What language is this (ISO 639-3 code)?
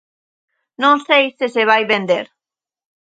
glg